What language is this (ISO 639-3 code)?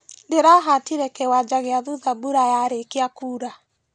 kik